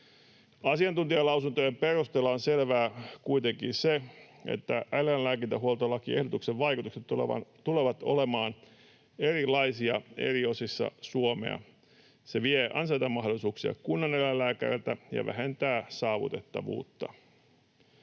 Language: Finnish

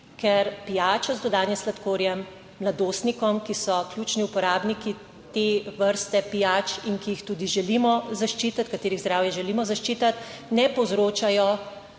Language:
Slovenian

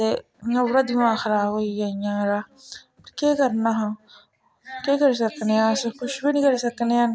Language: Dogri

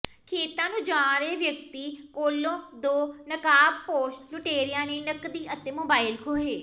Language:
Punjabi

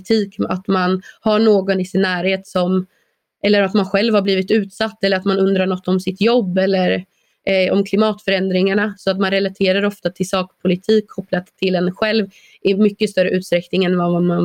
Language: Swedish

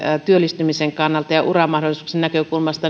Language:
Finnish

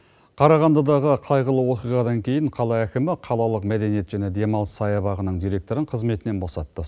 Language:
Kazakh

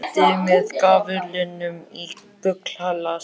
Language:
Icelandic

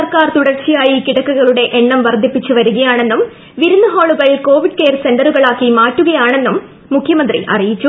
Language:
Malayalam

